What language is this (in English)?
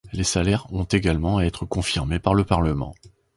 French